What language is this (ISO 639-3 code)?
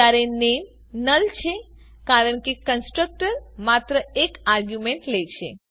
guj